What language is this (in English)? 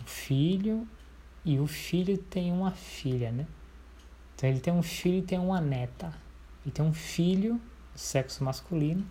Portuguese